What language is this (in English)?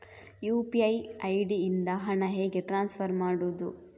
Kannada